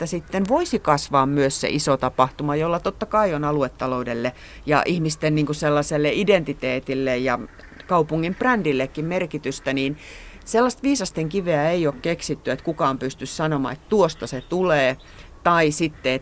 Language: Finnish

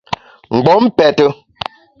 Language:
Bamun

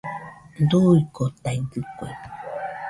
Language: Nüpode Huitoto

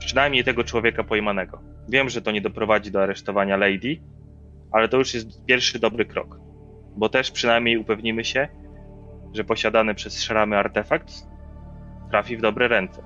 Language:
Polish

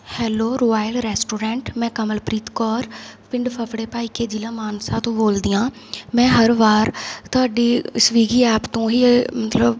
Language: Punjabi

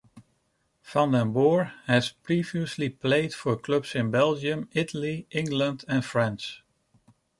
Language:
English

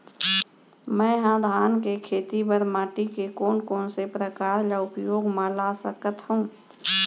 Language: Chhattisgarhi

